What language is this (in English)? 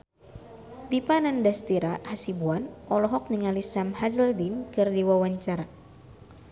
Sundanese